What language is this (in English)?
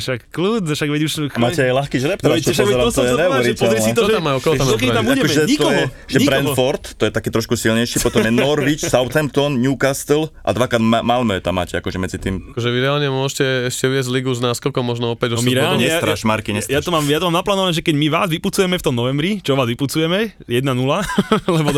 Slovak